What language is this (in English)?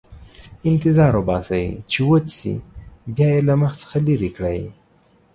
Pashto